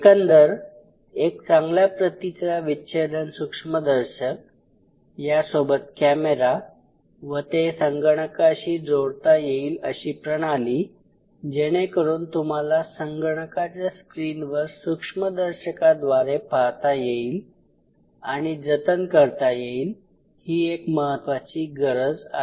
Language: Marathi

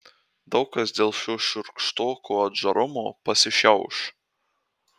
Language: Lithuanian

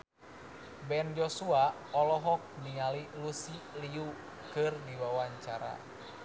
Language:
Sundanese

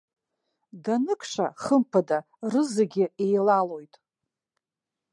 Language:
Abkhazian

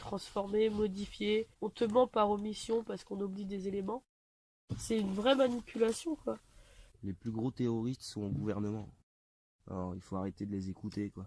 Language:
French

